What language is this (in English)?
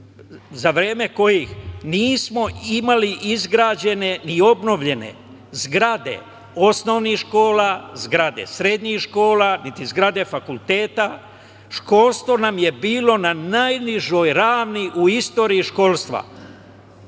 Serbian